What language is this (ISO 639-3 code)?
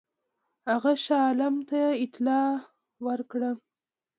pus